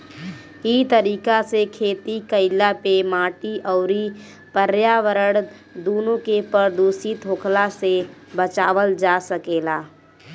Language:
Bhojpuri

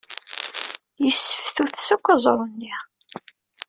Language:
Kabyle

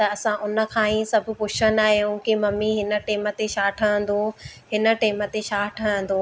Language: Sindhi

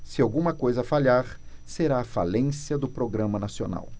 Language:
Portuguese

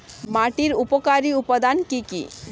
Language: Bangla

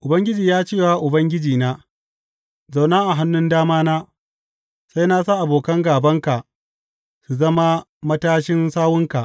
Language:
Hausa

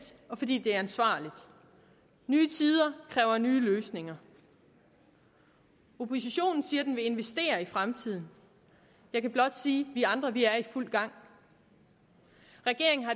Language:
Danish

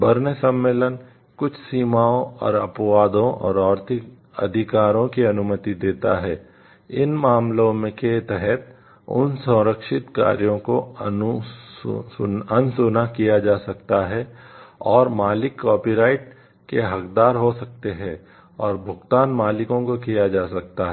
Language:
Hindi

